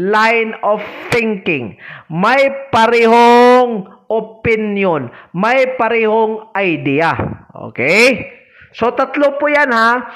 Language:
Filipino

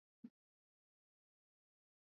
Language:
Swahili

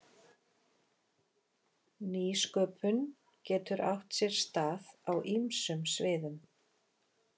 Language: Icelandic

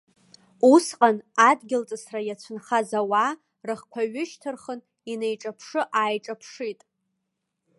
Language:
Abkhazian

